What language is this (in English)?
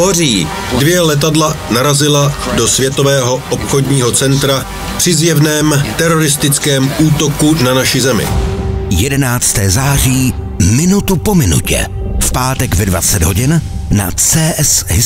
Czech